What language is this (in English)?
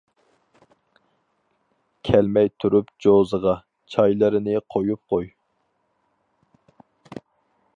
Uyghur